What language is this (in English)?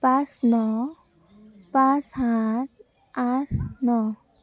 Assamese